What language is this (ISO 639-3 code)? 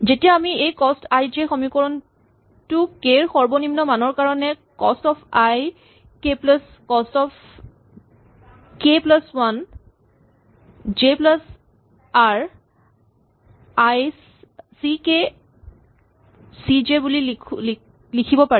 asm